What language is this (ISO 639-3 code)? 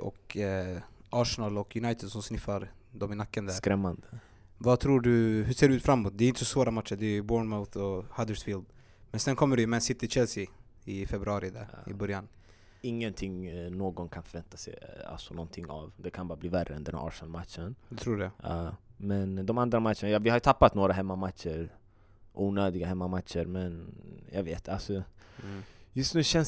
swe